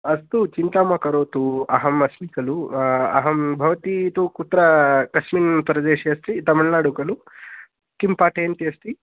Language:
Sanskrit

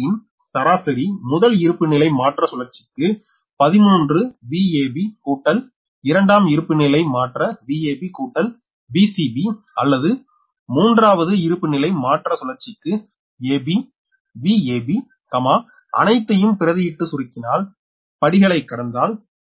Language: Tamil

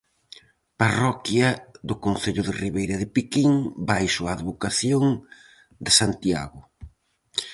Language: Galician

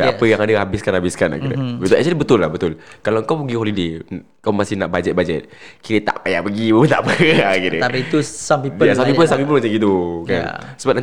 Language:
Malay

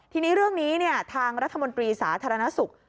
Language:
Thai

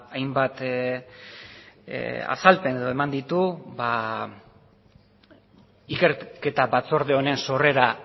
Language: Basque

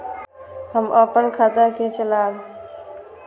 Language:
Maithili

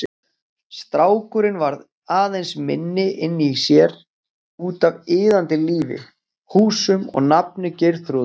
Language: Icelandic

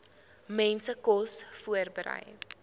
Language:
Afrikaans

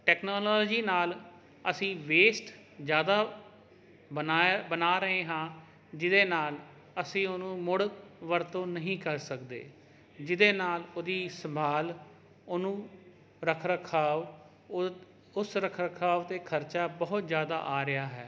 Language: Punjabi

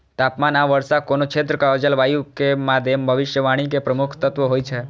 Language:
Maithili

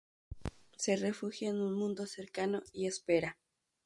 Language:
Spanish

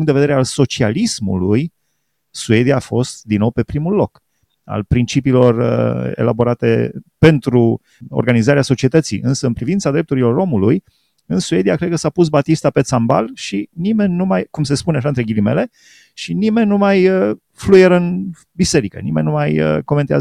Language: Romanian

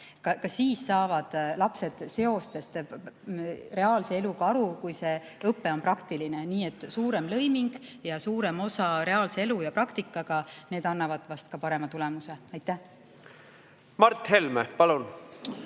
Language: Estonian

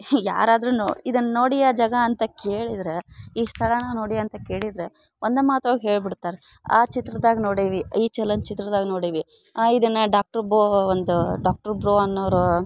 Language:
Kannada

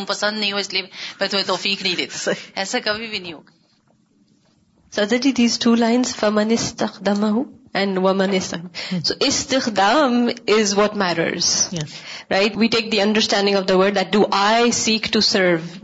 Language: Urdu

